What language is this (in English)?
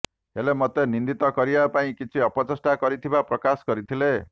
Odia